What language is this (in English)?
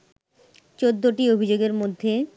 Bangla